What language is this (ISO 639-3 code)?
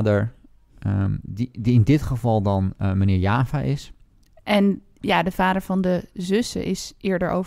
nld